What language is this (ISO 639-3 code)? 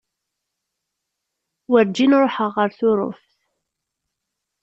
kab